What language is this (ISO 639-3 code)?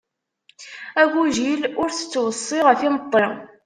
kab